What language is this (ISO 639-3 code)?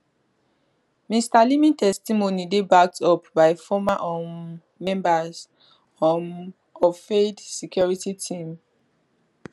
pcm